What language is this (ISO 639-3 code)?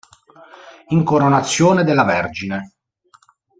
ita